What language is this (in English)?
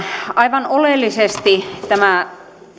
Finnish